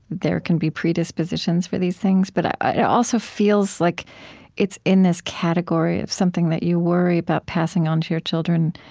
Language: English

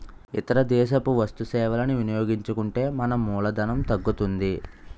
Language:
Telugu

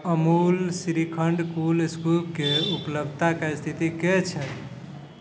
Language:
Maithili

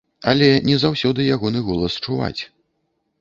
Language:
Belarusian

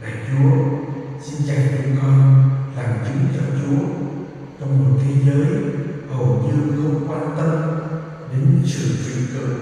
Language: Vietnamese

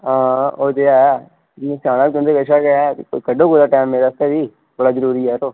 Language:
Dogri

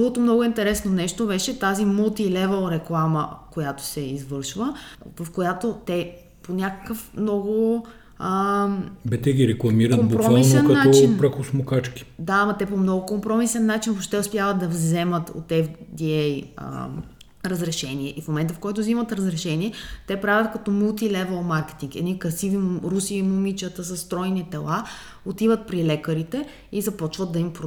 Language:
Bulgarian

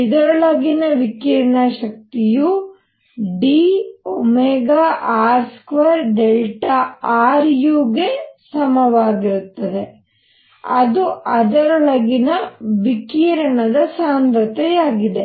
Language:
Kannada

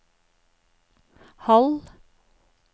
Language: Norwegian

